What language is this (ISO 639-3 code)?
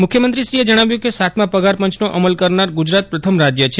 guj